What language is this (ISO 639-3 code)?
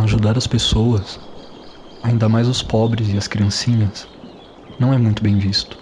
por